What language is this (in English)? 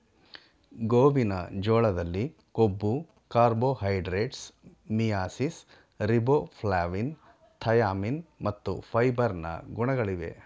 Kannada